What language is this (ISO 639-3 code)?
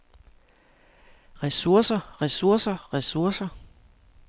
dan